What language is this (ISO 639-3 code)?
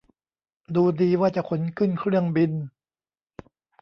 tha